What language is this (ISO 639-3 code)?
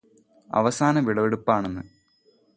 mal